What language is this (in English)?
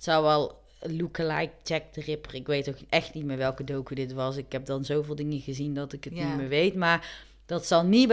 Dutch